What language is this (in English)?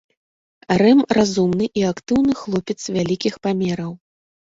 Belarusian